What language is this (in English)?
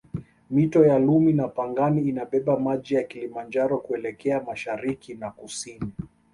Swahili